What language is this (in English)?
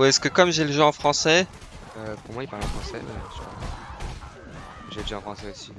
French